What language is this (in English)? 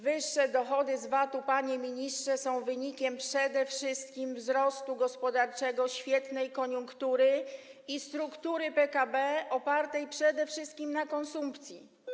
Polish